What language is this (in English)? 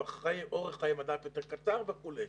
Hebrew